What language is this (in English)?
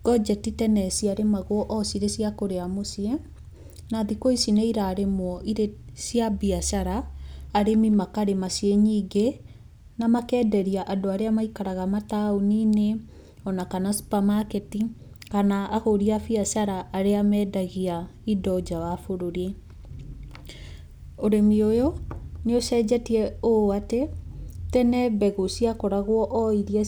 Kikuyu